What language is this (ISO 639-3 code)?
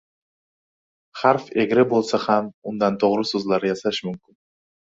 uzb